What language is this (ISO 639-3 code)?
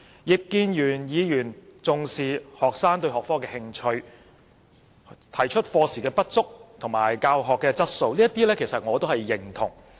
yue